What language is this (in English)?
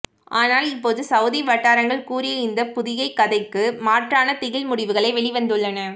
Tamil